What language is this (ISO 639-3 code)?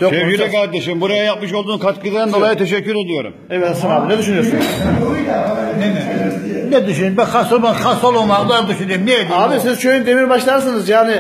tur